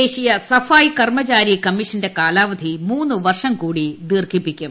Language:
Malayalam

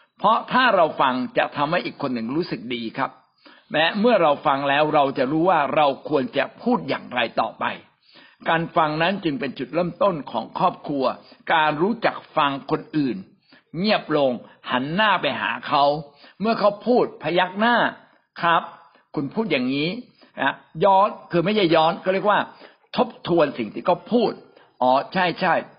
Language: Thai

